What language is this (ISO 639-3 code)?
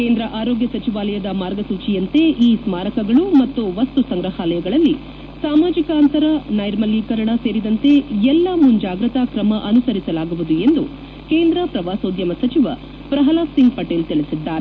kan